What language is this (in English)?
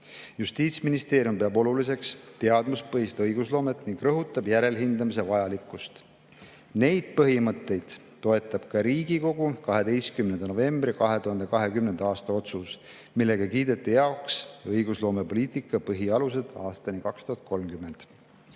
Estonian